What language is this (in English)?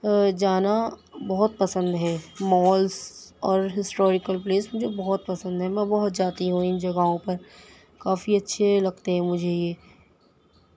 Urdu